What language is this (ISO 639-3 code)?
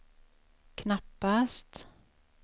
swe